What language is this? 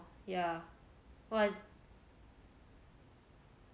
English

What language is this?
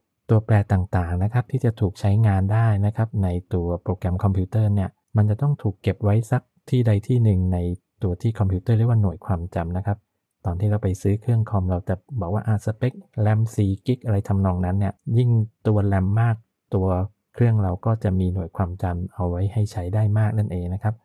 Thai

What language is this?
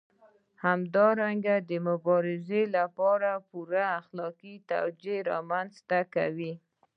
Pashto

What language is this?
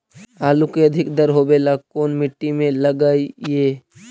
Magahi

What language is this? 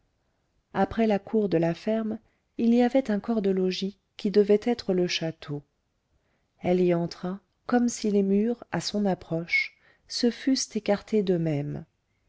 French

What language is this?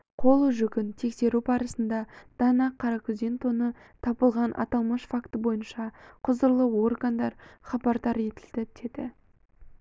Kazakh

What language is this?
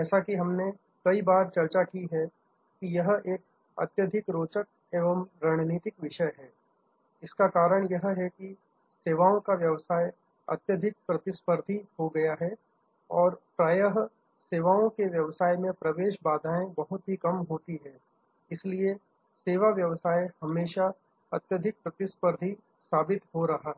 Hindi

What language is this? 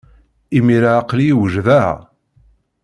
Kabyle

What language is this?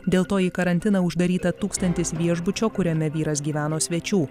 Lithuanian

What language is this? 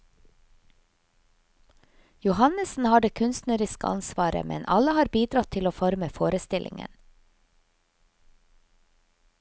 Norwegian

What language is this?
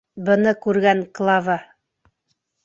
Bashkir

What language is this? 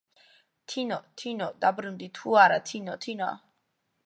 Georgian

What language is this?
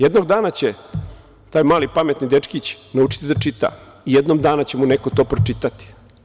Serbian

